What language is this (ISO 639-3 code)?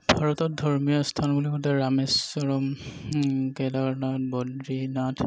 asm